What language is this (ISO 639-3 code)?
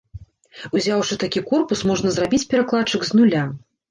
bel